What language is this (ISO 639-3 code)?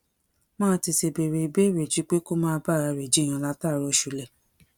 yor